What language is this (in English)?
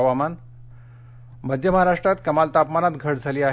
Marathi